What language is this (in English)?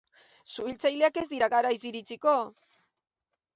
Basque